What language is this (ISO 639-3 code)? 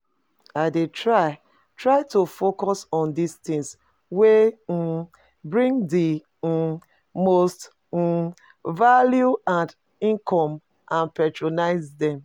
pcm